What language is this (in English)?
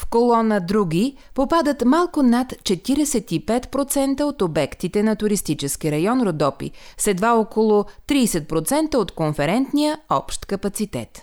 Bulgarian